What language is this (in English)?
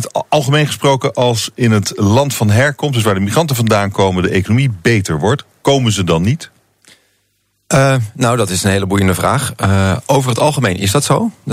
Dutch